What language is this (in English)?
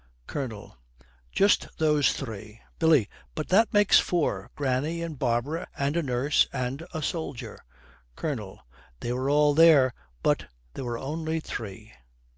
English